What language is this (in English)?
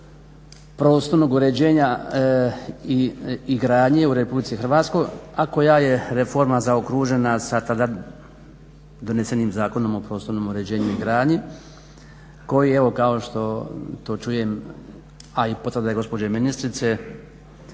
Croatian